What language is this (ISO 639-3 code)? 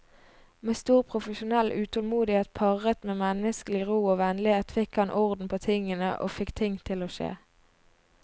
nor